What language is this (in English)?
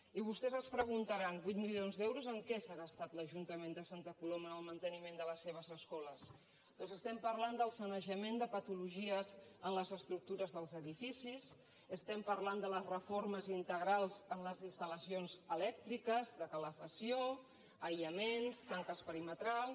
Catalan